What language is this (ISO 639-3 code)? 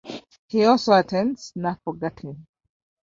eng